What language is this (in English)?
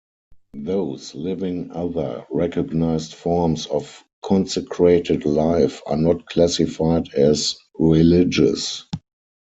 English